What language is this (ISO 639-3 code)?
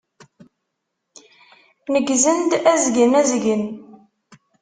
kab